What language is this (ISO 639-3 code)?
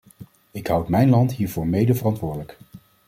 nld